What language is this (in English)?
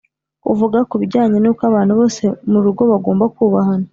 Kinyarwanda